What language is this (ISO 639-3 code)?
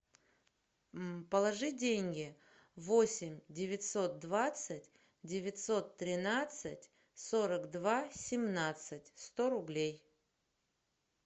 rus